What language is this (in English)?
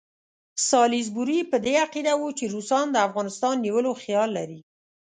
Pashto